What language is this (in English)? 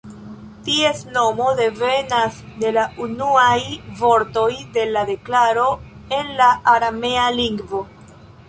Esperanto